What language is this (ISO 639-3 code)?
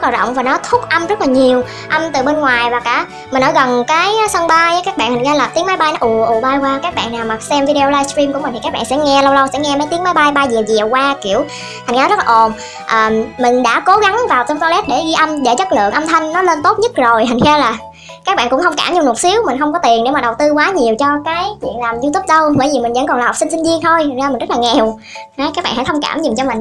vie